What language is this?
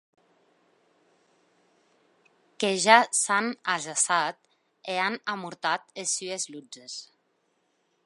Occitan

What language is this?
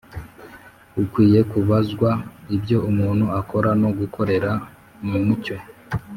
Kinyarwanda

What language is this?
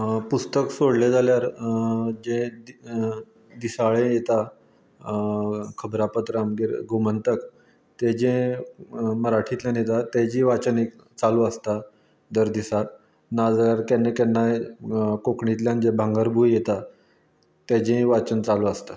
Konkani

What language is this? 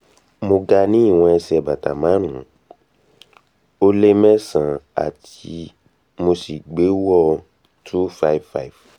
Yoruba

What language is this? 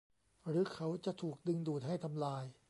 Thai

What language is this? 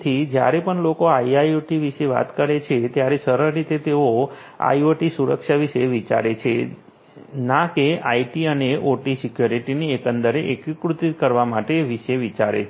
Gujarati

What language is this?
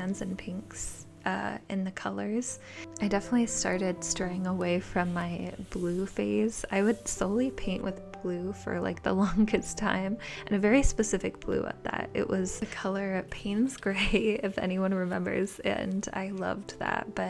English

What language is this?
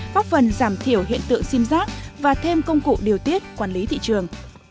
Vietnamese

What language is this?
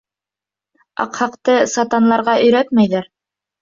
Bashkir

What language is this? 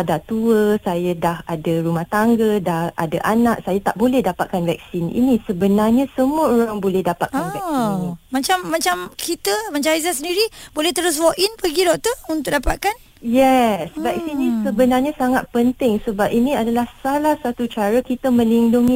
Malay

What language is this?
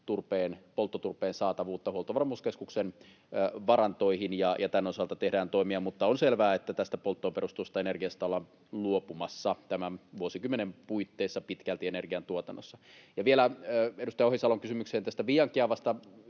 Finnish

